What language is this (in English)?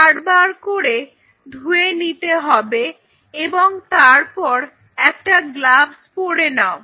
Bangla